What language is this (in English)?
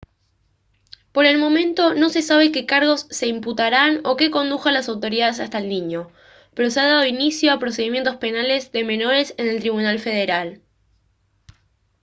Spanish